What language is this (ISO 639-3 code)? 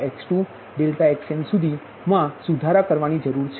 guj